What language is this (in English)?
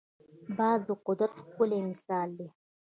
Pashto